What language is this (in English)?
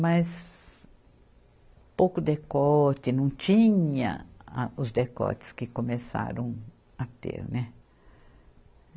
Portuguese